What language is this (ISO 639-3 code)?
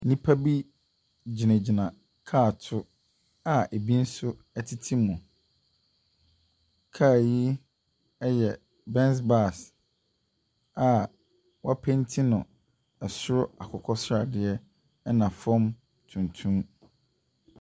aka